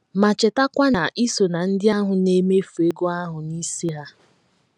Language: Igbo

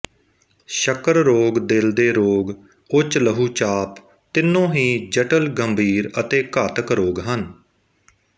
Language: Punjabi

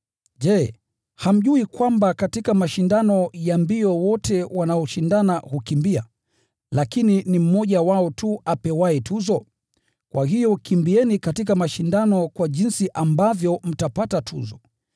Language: Swahili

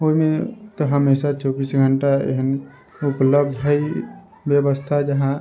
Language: Maithili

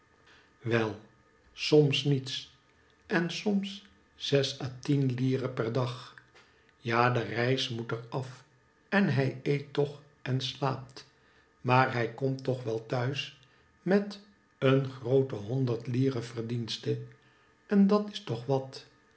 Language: Dutch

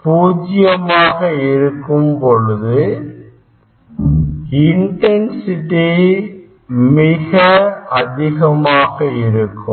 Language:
Tamil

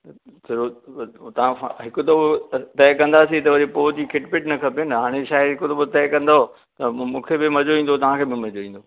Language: Sindhi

